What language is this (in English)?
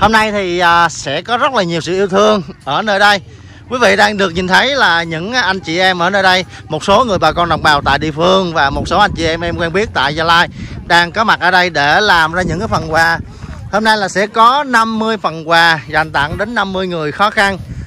Vietnamese